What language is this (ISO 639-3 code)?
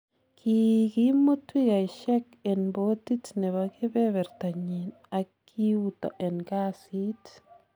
kln